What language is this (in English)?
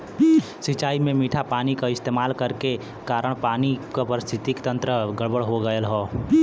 Bhojpuri